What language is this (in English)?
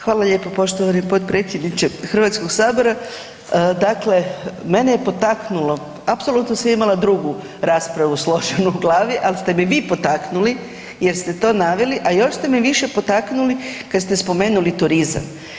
Croatian